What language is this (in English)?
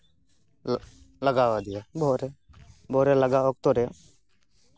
Santali